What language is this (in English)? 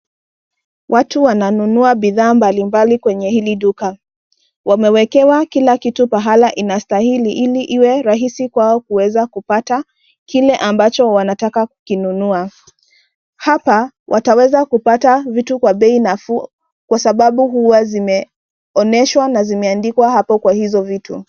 Swahili